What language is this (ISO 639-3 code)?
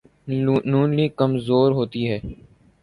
urd